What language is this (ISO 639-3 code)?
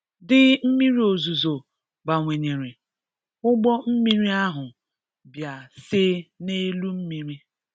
ibo